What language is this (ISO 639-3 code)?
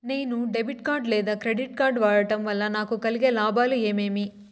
tel